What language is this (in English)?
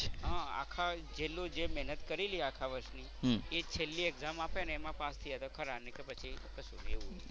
Gujarati